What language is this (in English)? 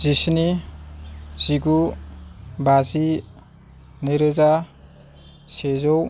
Bodo